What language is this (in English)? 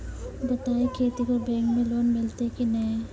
Maithili